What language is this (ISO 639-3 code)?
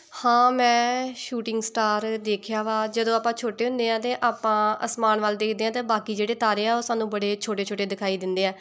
pan